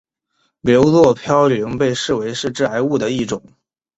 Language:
Chinese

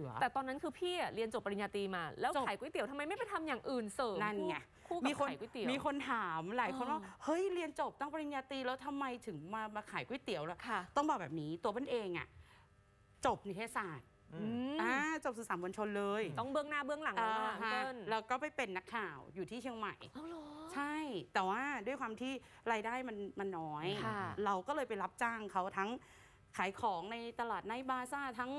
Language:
Thai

